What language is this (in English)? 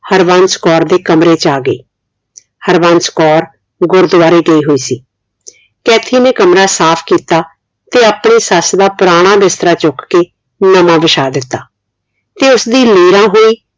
Punjabi